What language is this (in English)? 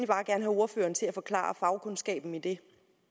Danish